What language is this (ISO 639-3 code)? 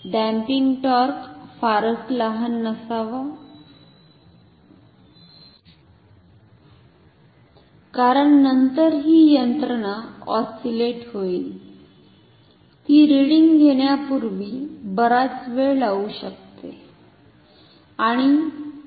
mar